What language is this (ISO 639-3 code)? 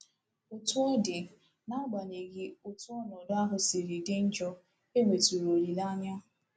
ibo